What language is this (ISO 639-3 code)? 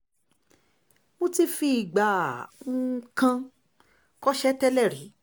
yor